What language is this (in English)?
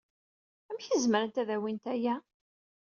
Kabyle